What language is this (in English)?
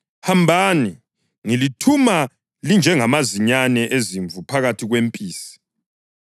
North Ndebele